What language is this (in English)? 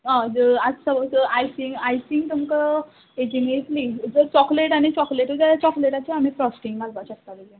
Konkani